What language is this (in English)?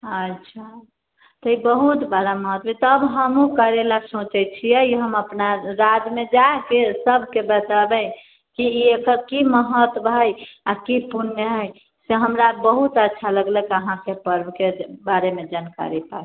Maithili